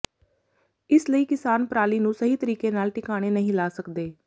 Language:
Punjabi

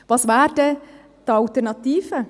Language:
Swiss German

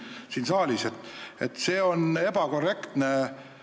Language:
Estonian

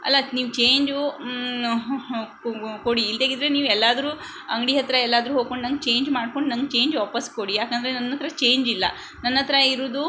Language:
Kannada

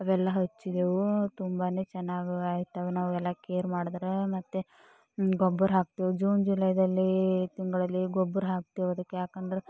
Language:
Kannada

